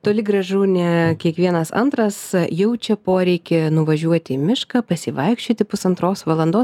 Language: Lithuanian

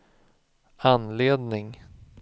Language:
Swedish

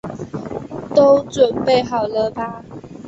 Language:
Chinese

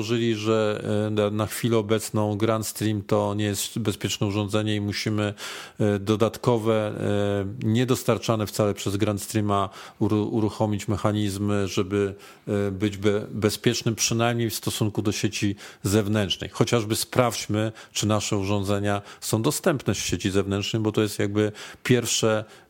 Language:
Polish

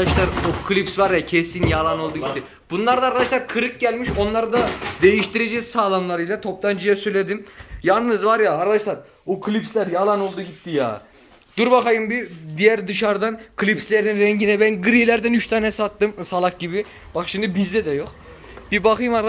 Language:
Turkish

